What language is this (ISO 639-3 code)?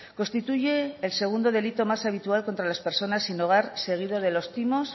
spa